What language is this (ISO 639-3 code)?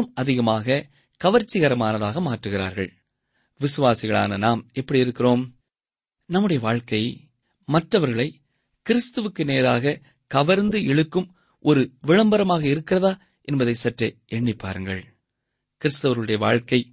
tam